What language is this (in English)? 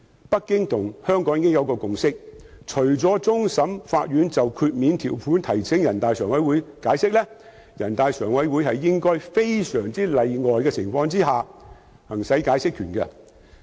Cantonese